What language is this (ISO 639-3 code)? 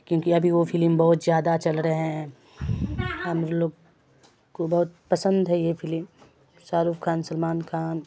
urd